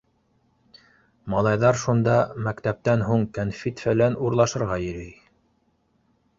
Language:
Bashkir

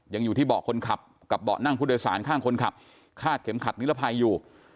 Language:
Thai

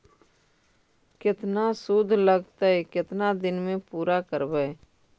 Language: Magahi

